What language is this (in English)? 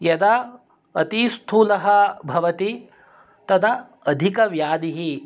Sanskrit